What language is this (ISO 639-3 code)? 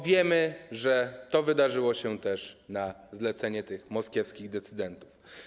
pol